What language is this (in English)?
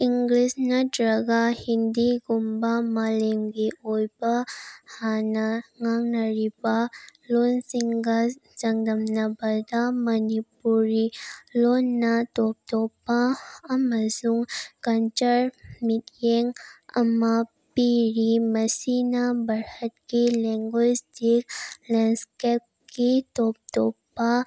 Manipuri